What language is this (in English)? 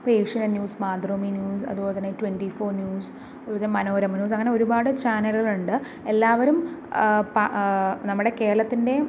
Malayalam